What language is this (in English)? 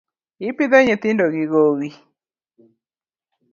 Luo (Kenya and Tanzania)